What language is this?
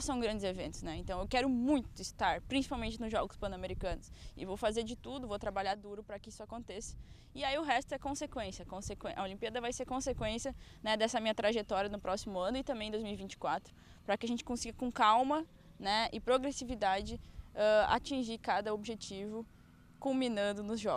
Portuguese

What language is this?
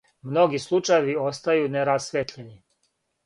Serbian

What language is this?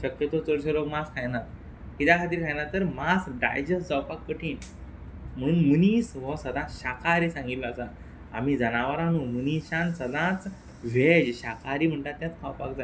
Konkani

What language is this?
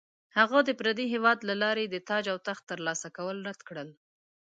Pashto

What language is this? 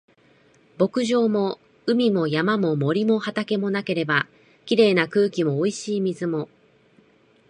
Japanese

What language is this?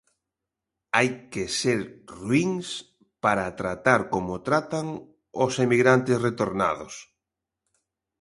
Galician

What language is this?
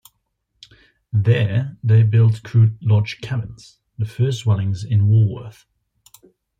English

